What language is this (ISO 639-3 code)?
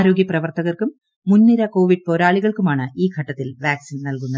mal